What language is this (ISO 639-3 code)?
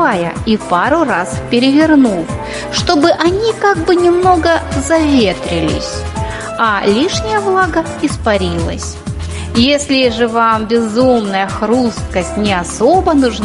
rus